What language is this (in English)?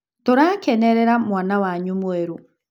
Kikuyu